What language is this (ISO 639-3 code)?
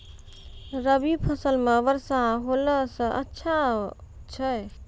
mai